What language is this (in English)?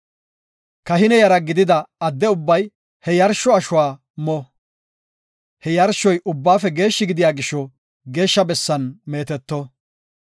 Gofa